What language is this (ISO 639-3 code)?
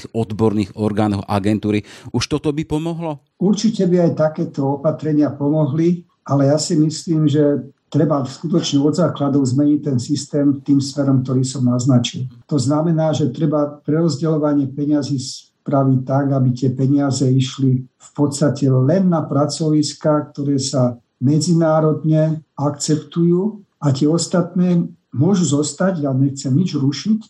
slk